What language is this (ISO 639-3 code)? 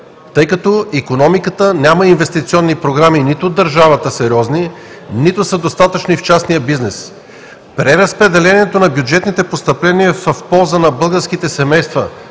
bul